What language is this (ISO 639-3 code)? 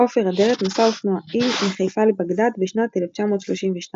heb